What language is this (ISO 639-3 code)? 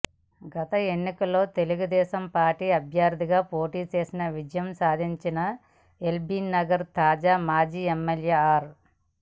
tel